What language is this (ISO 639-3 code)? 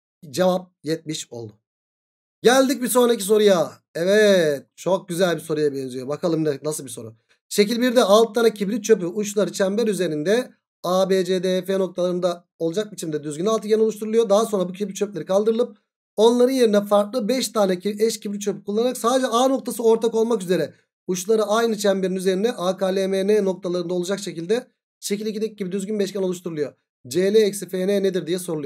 tur